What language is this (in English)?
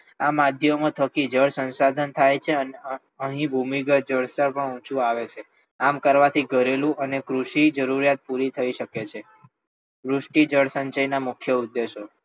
Gujarati